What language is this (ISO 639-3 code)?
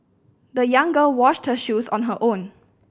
eng